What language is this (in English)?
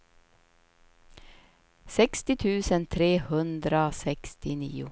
Swedish